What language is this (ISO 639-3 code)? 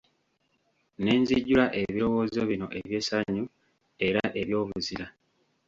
lug